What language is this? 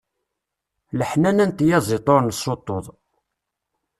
Kabyle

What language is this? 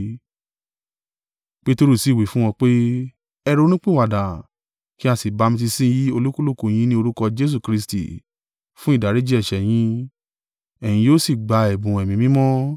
Yoruba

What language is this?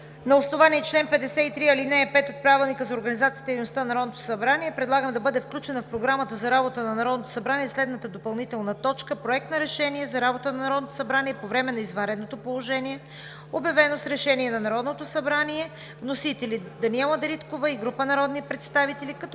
Bulgarian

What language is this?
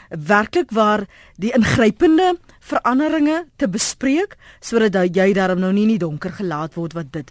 Dutch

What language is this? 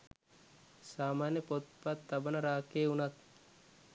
Sinhala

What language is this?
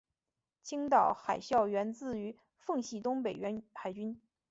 Chinese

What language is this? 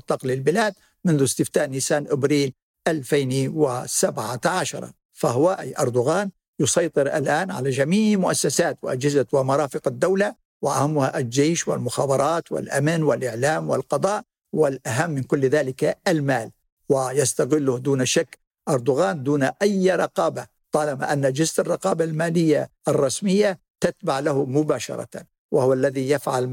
Arabic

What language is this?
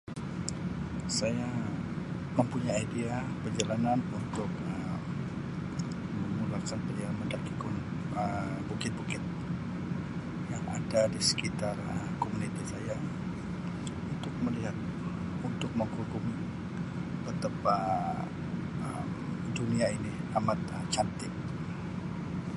Sabah Malay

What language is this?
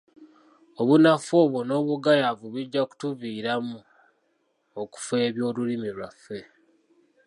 Ganda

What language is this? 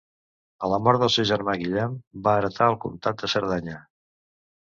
Catalan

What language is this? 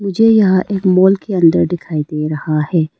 Hindi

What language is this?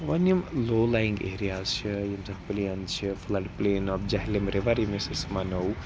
Kashmiri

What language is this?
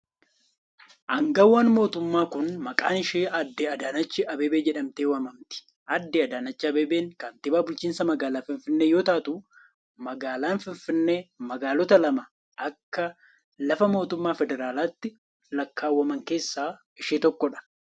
Oromo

